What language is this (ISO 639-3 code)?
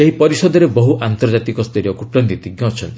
ori